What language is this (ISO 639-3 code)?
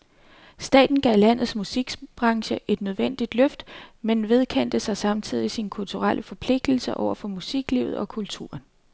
dan